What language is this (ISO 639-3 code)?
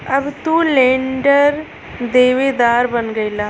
bho